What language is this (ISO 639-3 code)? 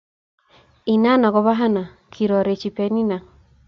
kln